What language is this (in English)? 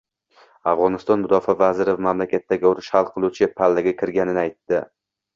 Uzbek